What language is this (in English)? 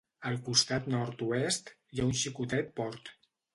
Catalan